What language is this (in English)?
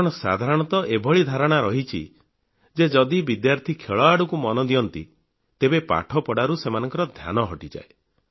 Odia